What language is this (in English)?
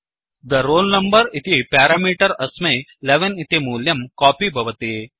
Sanskrit